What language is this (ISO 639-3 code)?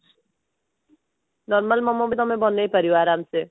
ori